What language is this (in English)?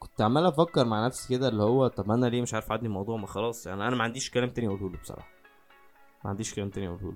Arabic